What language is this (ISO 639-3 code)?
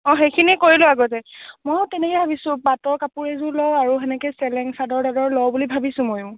asm